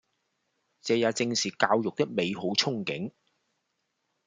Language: Cantonese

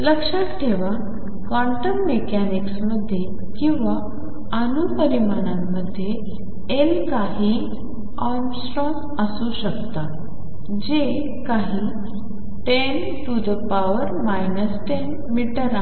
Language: Marathi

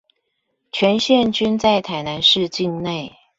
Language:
Chinese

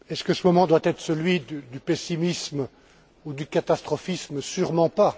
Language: French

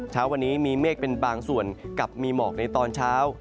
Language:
Thai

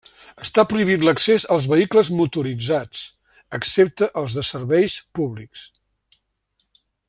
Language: Catalan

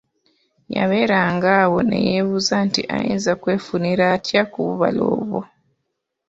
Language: Ganda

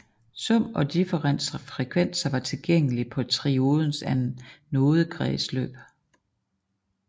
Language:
Danish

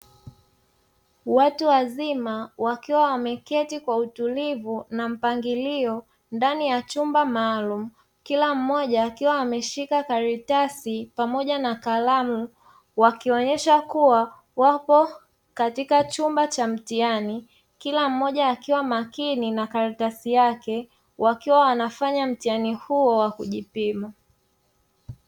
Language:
Swahili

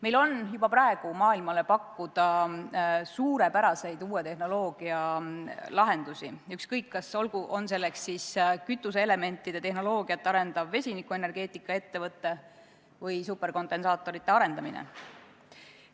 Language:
Estonian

